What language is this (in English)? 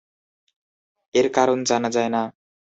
Bangla